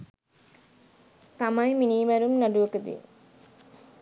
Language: Sinhala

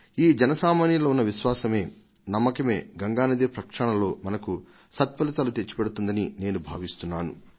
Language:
Telugu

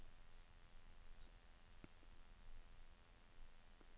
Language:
Danish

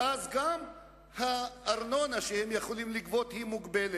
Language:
Hebrew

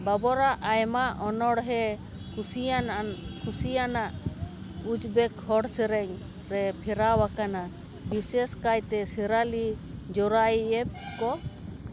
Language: Santali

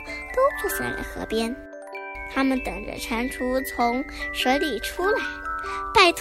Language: Chinese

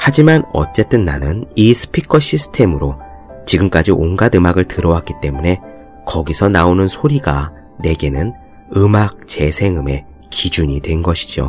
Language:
Korean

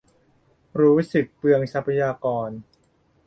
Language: Thai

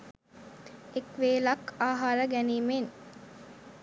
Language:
Sinhala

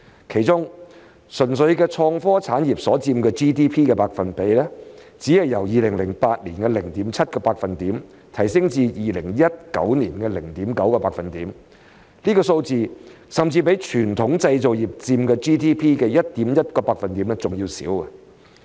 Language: Cantonese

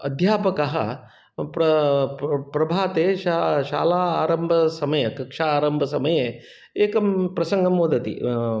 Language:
Sanskrit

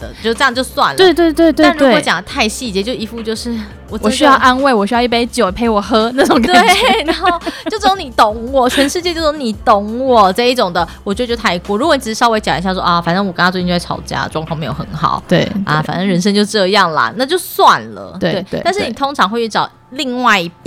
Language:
Chinese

